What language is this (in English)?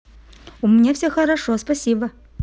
Russian